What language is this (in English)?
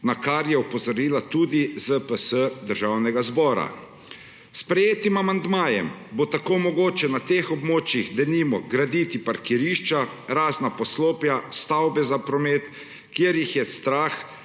Slovenian